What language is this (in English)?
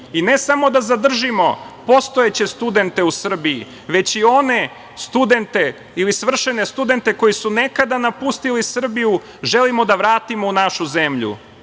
Serbian